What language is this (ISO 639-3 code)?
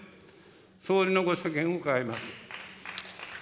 jpn